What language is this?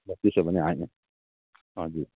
Nepali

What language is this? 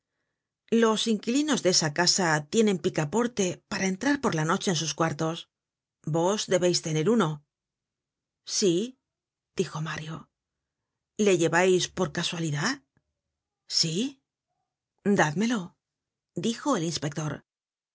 Spanish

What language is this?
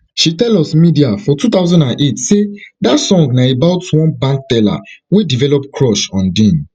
Nigerian Pidgin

